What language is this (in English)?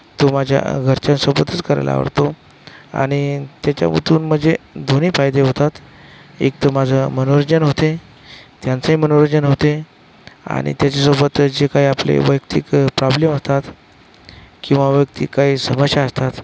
Marathi